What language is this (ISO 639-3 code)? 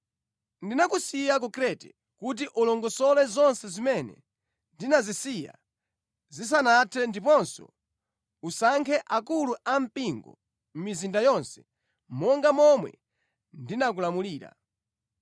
nya